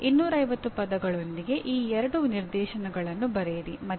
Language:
Kannada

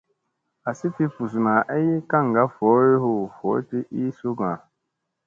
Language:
Musey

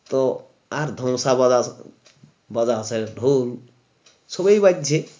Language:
Bangla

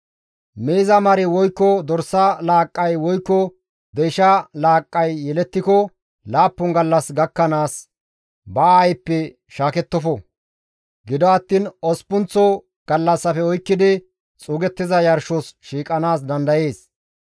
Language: Gamo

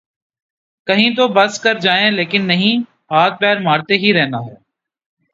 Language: Urdu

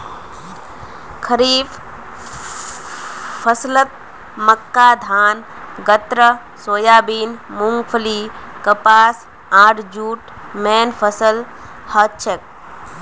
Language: Magahi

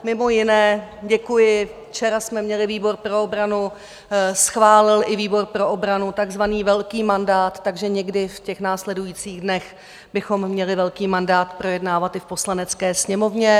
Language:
Czech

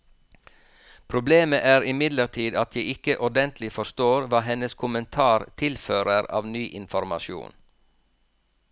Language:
Norwegian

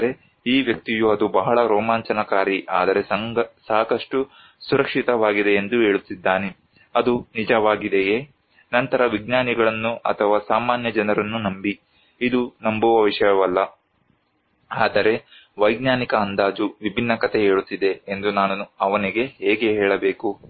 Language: Kannada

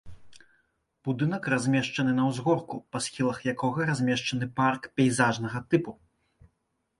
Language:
Belarusian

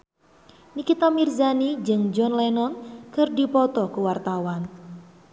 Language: Sundanese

